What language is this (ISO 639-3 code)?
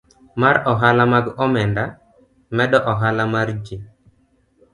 luo